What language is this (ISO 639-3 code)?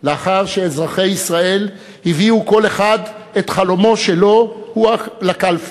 heb